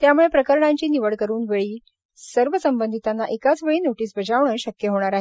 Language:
Marathi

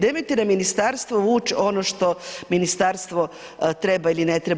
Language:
Croatian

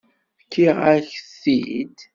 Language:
Kabyle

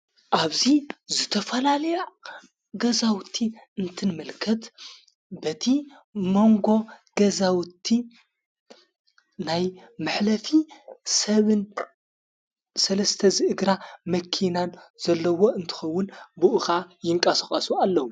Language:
Tigrinya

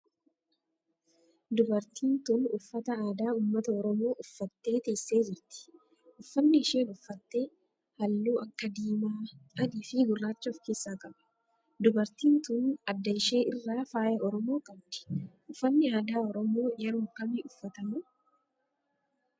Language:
Oromo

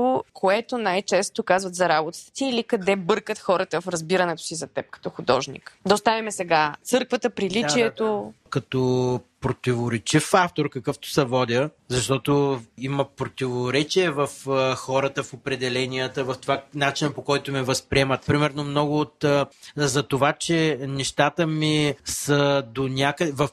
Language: Bulgarian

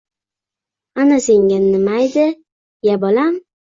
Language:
Uzbek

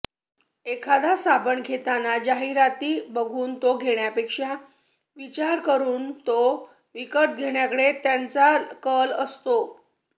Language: Marathi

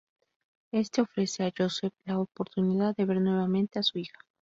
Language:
Spanish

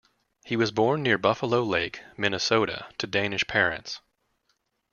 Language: English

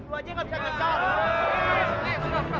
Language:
Indonesian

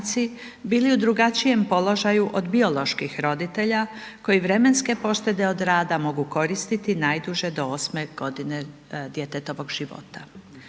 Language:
Croatian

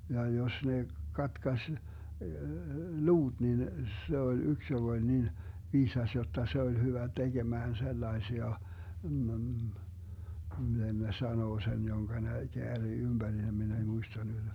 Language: Finnish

